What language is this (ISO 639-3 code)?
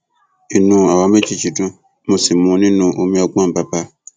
yor